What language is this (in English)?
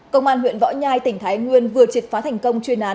Vietnamese